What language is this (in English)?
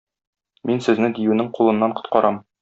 Tatar